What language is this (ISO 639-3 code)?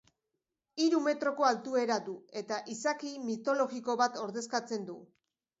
eus